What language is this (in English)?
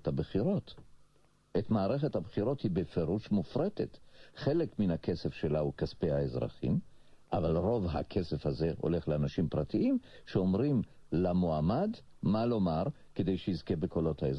Hebrew